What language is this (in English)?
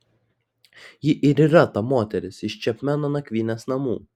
Lithuanian